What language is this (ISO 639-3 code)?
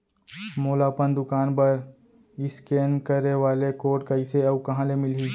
hne